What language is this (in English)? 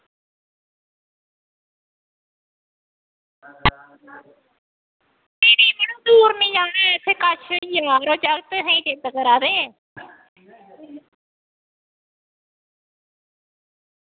Dogri